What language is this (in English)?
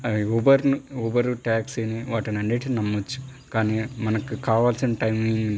Telugu